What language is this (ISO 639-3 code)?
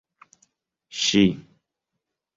epo